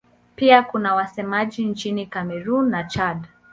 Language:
Swahili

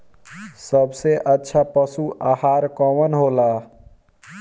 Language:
Bhojpuri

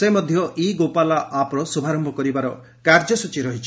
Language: Odia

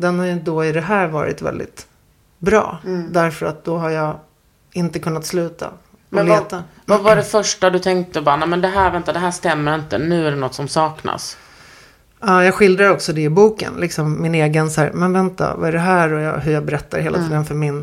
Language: Swedish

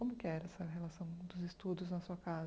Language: Portuguese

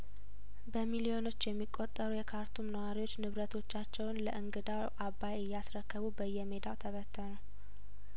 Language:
Amharic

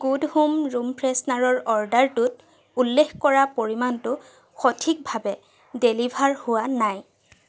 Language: Assamese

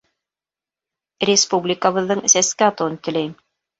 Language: Bashkir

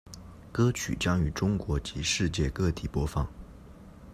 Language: Chinese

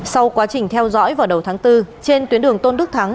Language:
Vietnamese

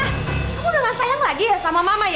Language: Indonesian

